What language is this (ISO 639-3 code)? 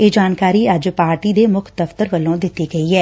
pan